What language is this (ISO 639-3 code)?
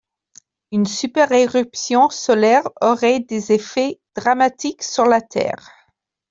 fra